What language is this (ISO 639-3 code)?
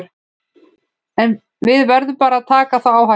isl